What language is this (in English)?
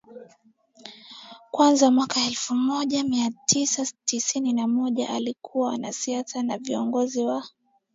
Swahili